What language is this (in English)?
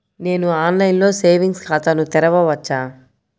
Telugu